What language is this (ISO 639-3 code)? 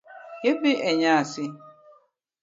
luo